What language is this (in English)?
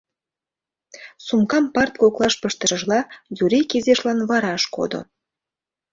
Mari